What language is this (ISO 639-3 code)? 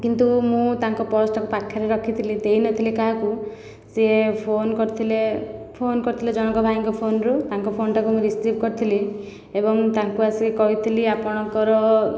ori